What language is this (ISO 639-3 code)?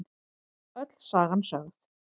isl